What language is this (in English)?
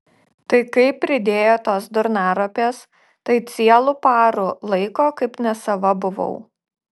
Lithuanian